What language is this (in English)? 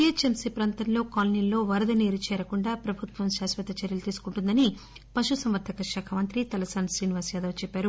Telugu